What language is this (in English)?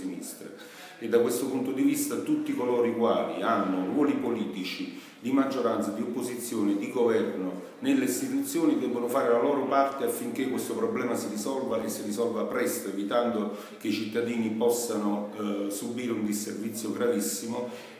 Italian